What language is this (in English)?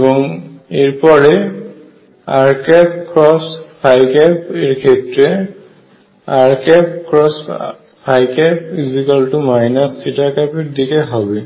Bangla